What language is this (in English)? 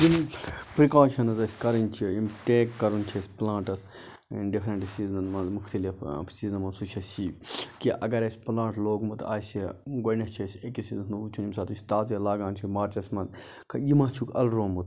Kashmiri